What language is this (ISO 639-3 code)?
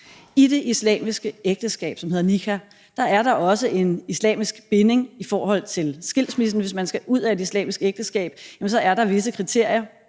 dan